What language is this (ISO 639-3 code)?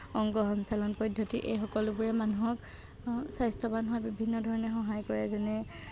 asm